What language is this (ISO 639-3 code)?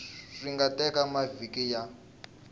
tso